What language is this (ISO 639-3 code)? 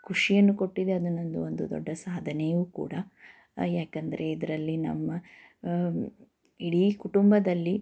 kan